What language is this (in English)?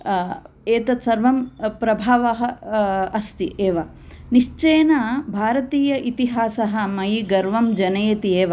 Sanskrit